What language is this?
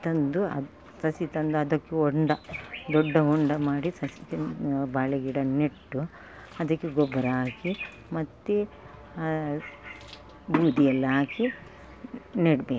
Kannada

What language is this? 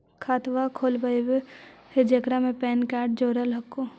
Magahi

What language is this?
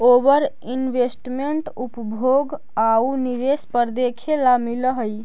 Magahi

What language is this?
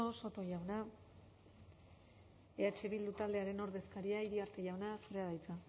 Basque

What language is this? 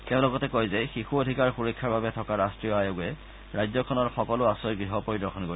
Assamese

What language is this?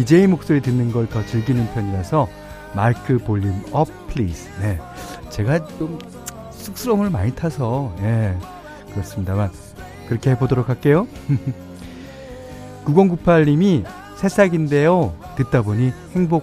Korean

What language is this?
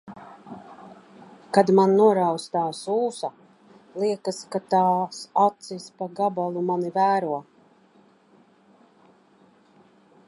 Latvian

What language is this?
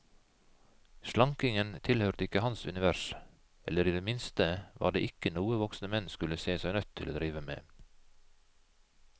Norwegian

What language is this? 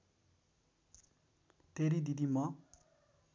Nepali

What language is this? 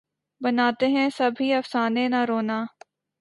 Urdu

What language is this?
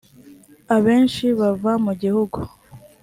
Kinyarwanda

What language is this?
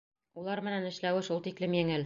Bashkir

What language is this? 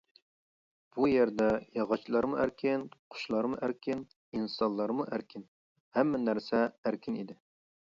Uyghur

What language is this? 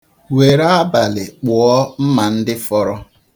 Igbo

